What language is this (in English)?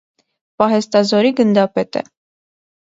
Armenian